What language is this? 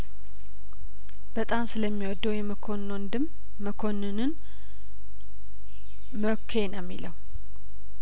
Amharic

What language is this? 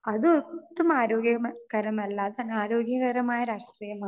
Malayalam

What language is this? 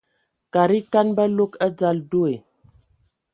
Ewondo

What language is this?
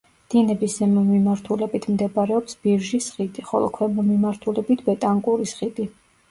Georgian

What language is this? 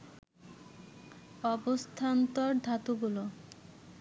Bangla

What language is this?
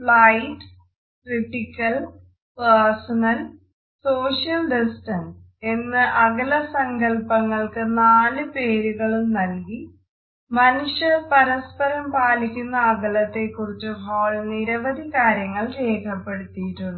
Malayalam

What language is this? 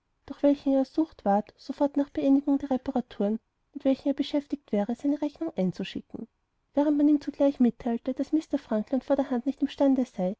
German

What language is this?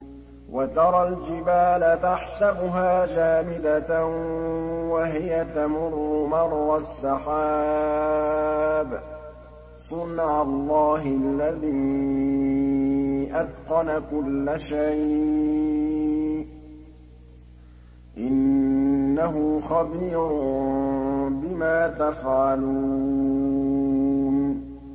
Arabic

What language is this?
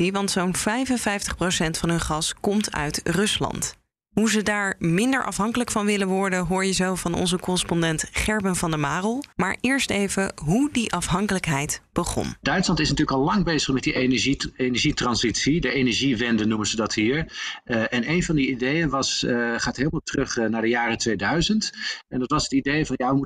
Dutch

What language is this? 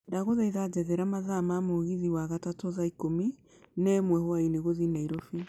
Kikuyu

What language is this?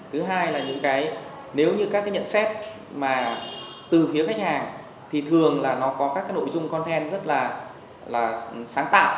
Vietnamese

